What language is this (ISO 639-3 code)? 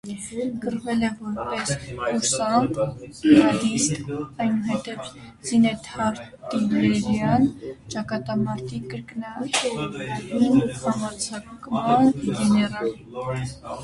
hye